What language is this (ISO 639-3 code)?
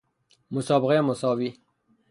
fas